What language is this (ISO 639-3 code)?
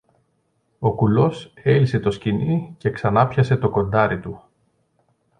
ell